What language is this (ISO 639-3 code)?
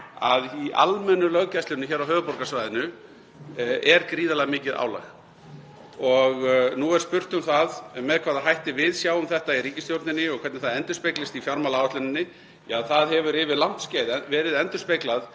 isl